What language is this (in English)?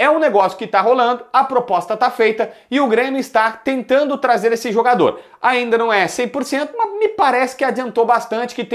Portuguese